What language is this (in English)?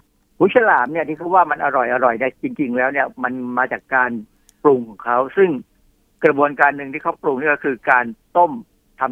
Thai